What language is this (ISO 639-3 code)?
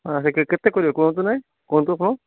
ori